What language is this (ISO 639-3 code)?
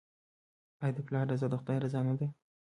pus